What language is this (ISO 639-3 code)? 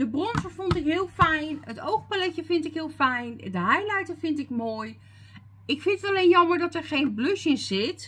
nld